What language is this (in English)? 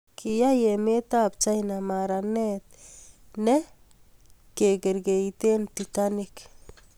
Kalenjin